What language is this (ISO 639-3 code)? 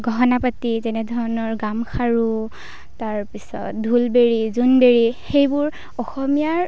asm